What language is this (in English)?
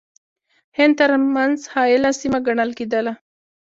Pashto